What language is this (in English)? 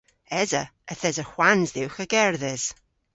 Cornish